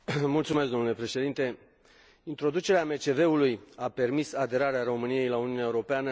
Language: Romanian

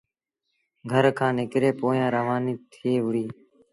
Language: Sindhi Bhil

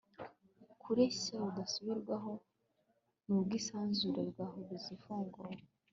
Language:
Kinyarwanda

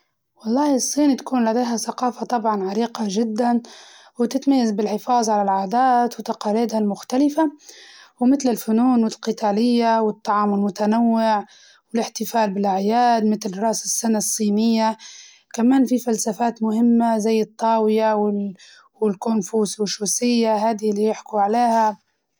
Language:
Libyan Arabic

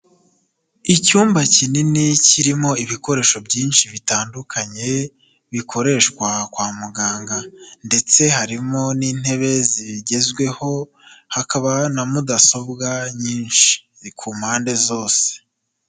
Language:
Kinyarwanda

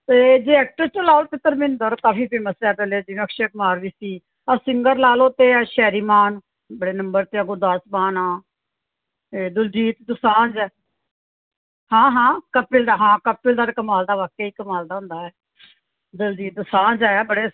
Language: Punjabi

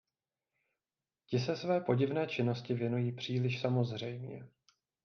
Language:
Czech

